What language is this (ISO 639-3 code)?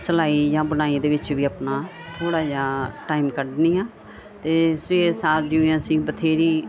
pan